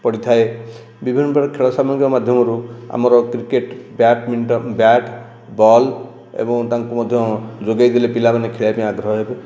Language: Odia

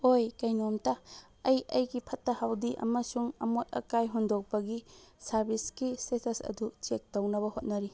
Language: Manipuri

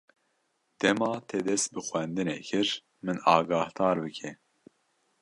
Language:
Kurdish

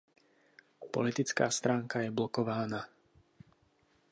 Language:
Czech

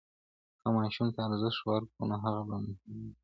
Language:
Pashto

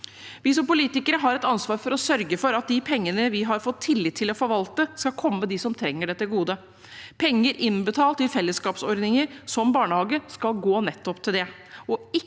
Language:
Norwegian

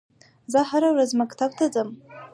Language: Pashto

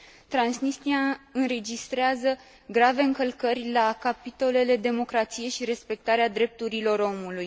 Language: Romanian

